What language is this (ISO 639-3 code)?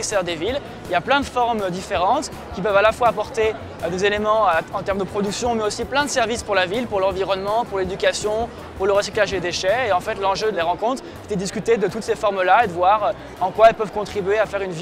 fra